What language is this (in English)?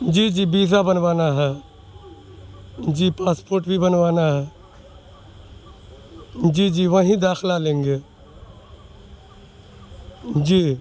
Urdu